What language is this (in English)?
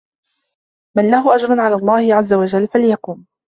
Arabic